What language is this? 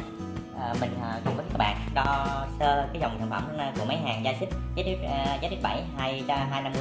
Vietnamese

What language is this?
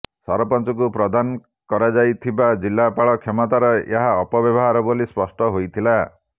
Odia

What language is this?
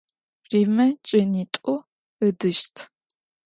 Adyghe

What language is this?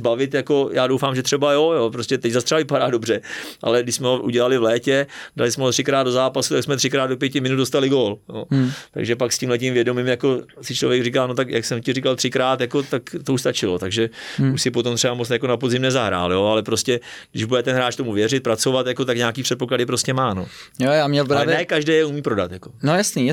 Czech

